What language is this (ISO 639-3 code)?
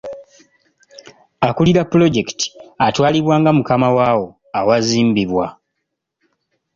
lug